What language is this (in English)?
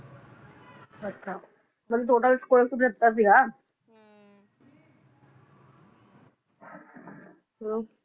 Punjabi